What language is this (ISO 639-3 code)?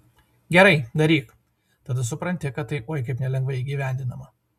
lit